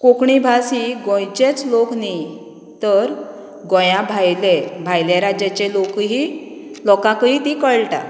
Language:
Konkani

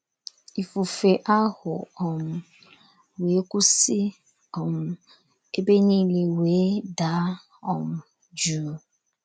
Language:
Igbo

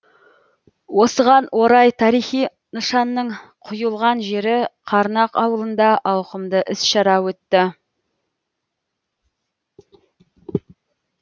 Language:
Kazakh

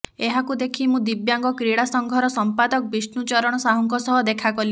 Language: Odia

